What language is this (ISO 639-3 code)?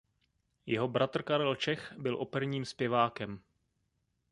ces